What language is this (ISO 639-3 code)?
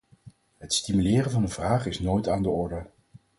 nld